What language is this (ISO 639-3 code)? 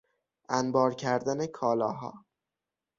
fas